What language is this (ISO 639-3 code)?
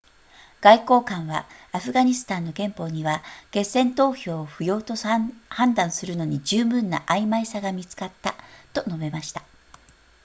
jpn